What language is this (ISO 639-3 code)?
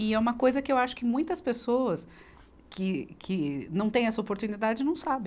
por